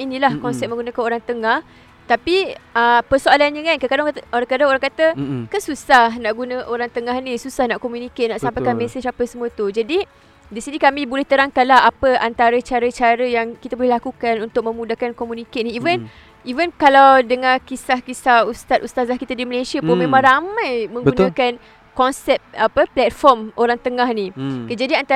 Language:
Malay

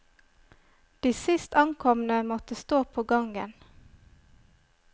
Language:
Norwegian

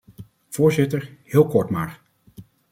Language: Dutch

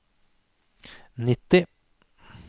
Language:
Norwegian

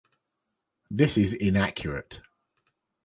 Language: English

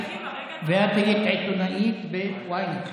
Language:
Hebrew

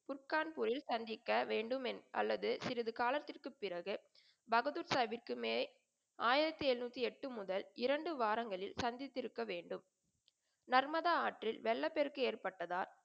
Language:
Tamil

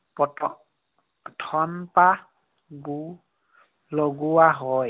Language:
Assamese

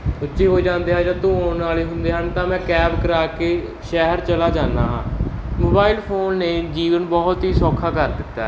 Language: Punjabi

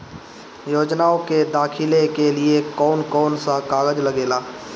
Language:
Bhojpuri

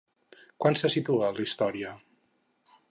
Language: Catalan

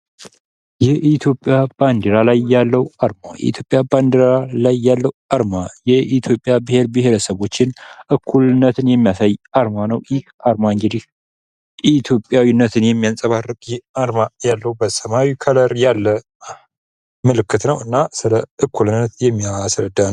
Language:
Amharic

